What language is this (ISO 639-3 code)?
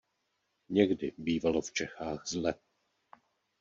ces